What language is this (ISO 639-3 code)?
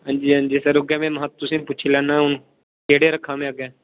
doi